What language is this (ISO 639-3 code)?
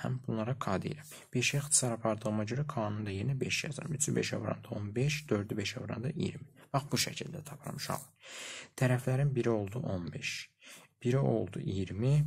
tur